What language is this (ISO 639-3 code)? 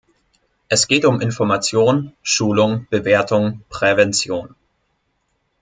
deu